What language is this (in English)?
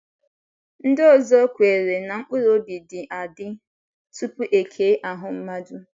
Igbo